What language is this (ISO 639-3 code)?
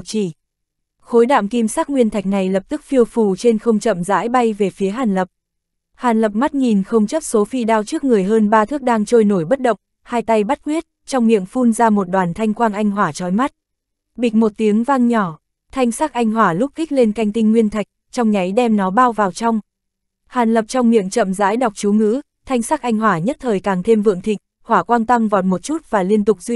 vie